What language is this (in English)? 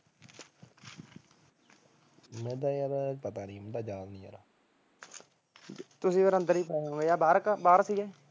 Punjabi